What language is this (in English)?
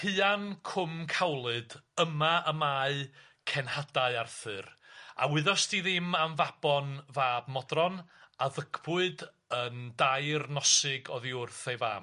Welsh